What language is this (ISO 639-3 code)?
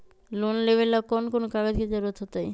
mag